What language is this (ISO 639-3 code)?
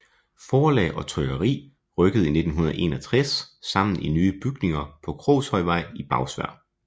dan